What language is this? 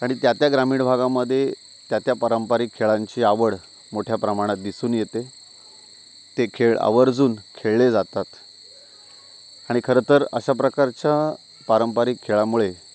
Marathi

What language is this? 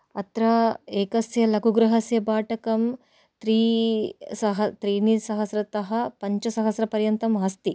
Sanskrit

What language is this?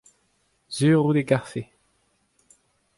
Breton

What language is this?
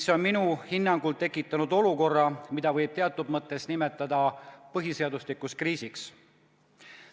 Estonian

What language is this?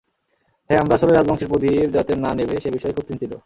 Bangla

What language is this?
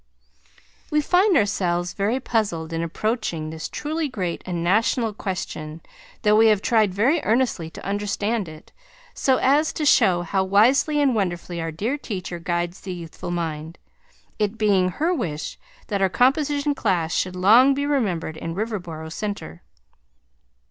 English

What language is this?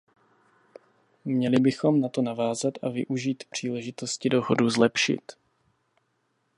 Czech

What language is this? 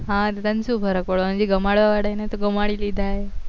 Gujarati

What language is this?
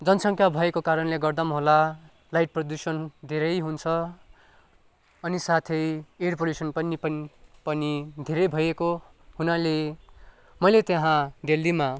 Nepali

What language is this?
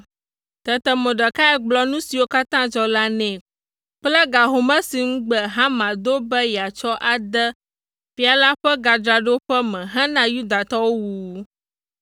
Ewe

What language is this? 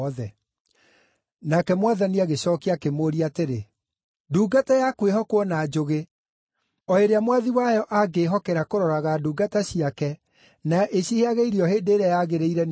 Kikuyu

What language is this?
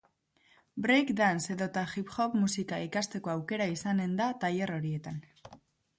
Basque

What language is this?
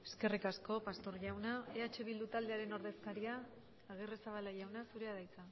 Basque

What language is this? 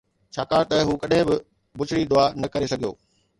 Sindhi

